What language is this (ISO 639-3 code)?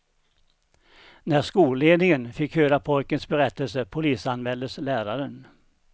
swe